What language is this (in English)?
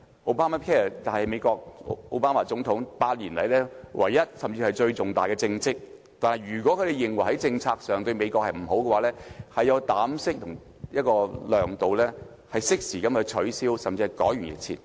Cantonese